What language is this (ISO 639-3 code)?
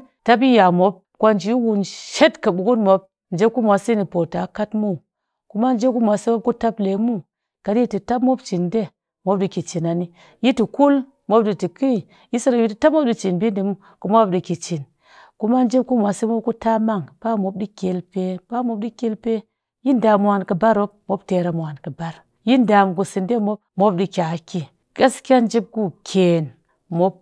cky